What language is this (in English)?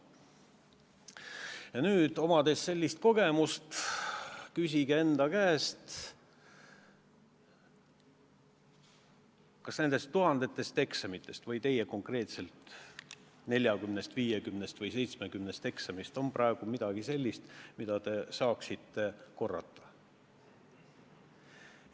Estonian